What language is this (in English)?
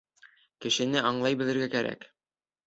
Bashkir